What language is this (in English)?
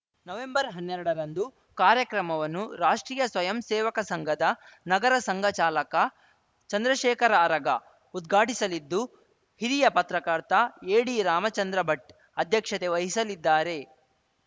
Kannada